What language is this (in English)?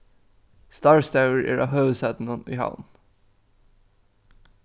Faroese